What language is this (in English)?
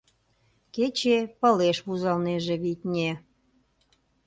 Mari